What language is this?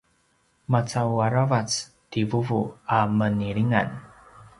Paiwan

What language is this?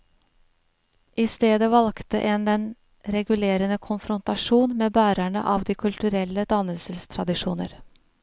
Norwegian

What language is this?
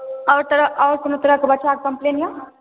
Maithili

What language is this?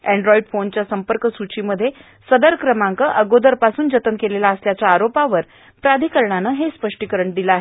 Marathi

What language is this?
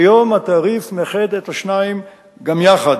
Hebrew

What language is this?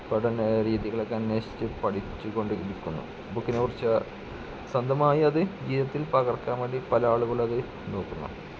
Malayalam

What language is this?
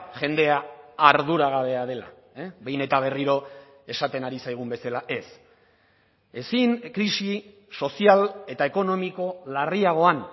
Basque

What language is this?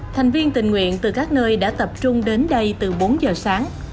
Vietnamese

